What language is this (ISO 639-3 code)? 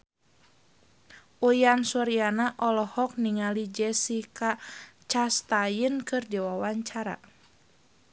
sun